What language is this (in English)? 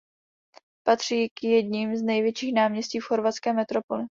Czech